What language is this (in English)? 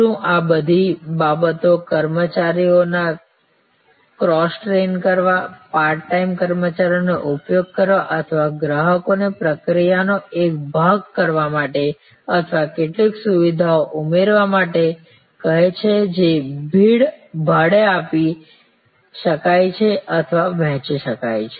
Gujarati